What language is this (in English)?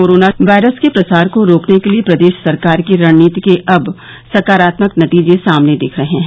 Hindi